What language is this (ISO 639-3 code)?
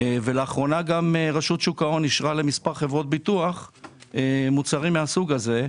heb